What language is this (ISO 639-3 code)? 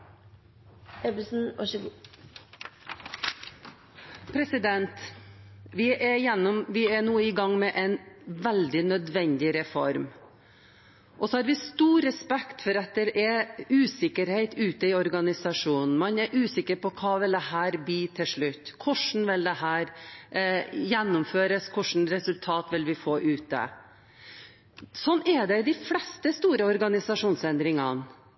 nor